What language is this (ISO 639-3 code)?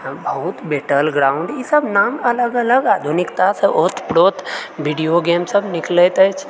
mai